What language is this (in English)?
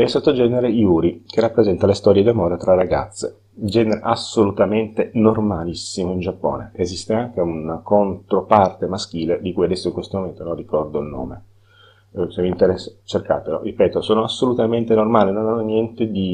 Italian